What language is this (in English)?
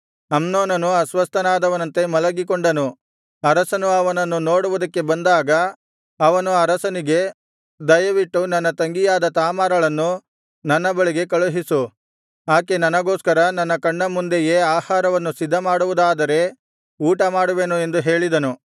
Kannada